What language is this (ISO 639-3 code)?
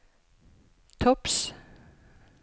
nor